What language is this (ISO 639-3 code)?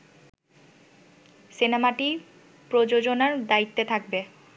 ben